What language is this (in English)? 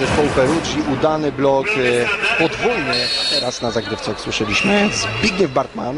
Polish